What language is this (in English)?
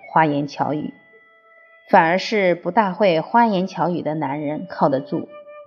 Chinese